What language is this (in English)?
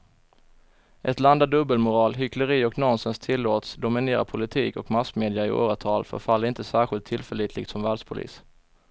Swedish